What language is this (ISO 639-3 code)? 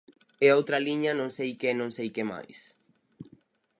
glg